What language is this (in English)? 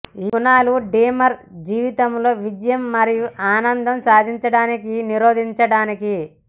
Telugu